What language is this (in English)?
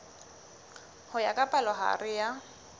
Southern Sotho